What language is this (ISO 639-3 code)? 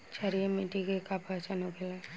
bho